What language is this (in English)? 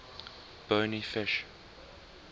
English